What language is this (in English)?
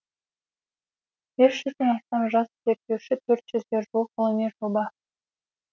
Kazakh